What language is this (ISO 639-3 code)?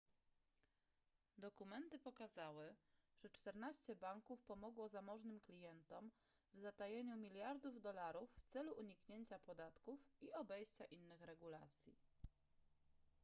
pol